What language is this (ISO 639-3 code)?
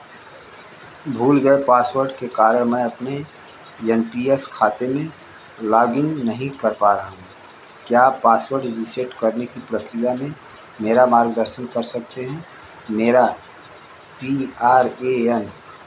hin